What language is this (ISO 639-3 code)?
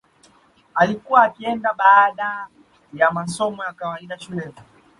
swa